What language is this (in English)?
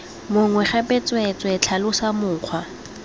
Tswana